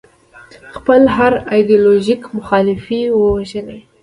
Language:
Pashto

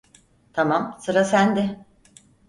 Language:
Turkish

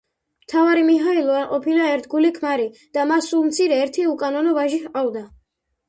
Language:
Georgian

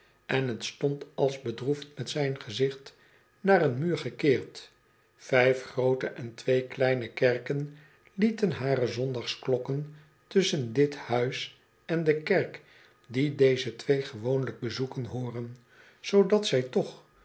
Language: Dutch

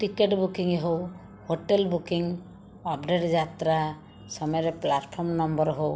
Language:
Odia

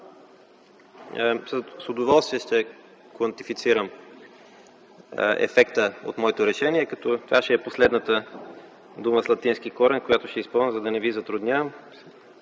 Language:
Bulgarian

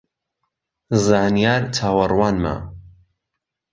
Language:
Central Kurdish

